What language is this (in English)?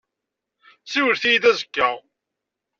Kabyle